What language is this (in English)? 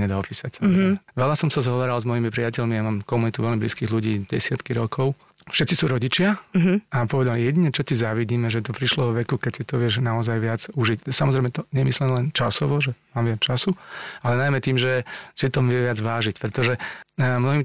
Slovak